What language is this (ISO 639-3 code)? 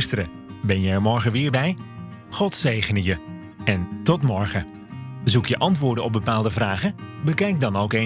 nld